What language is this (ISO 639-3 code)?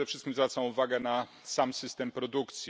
pol